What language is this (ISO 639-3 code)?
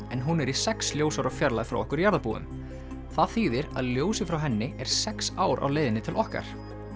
isl